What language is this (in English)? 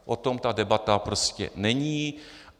Czech